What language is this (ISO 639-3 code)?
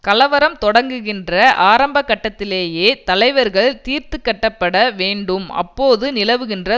tam